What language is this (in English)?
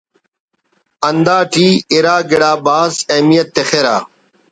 Brahui